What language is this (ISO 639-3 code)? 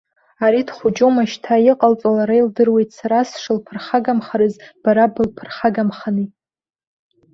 abk